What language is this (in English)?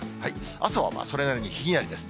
Japanese